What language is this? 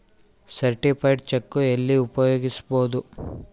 Kannada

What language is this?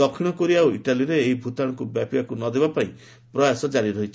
Odia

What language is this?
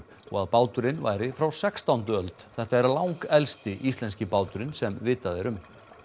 Icelandic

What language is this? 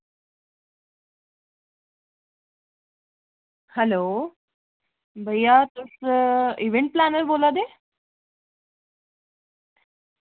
Dogri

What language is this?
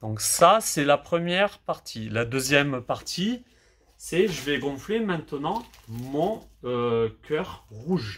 French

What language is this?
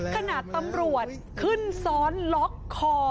Thai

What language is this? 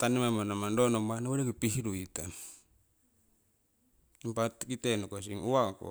Siwai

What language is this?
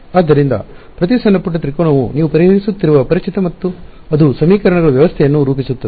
Kannada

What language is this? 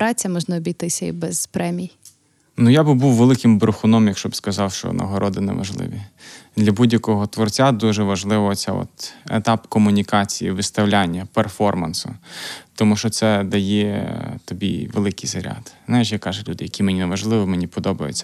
Ukrainian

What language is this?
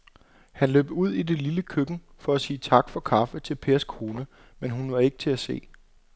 Danish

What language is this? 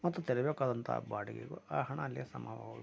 Kannada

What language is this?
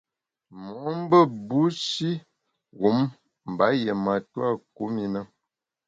Bamun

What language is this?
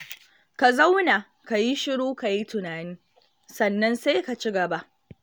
Hausa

